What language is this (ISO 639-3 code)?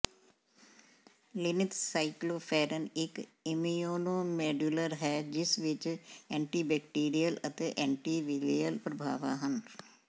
pan